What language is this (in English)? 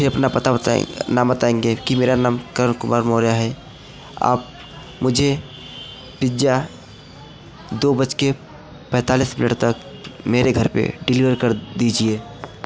Hindi